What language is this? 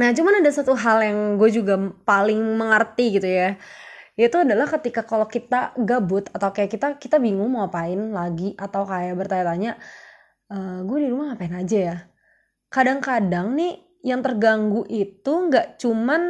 Indonesian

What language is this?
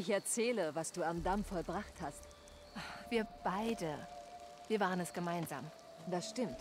German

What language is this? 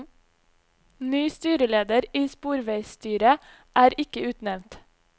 Norwegian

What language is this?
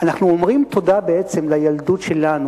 Hebrew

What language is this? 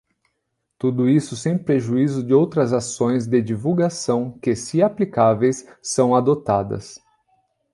Portuguese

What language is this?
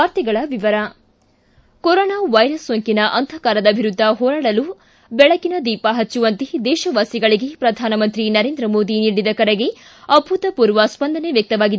Kannada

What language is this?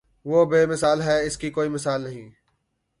Urdu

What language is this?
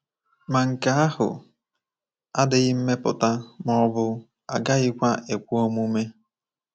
Igbo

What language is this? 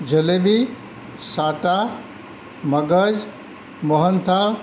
Gujarati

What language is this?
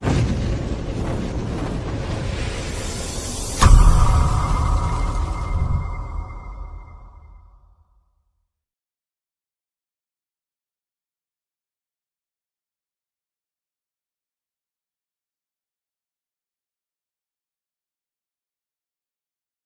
Malayalam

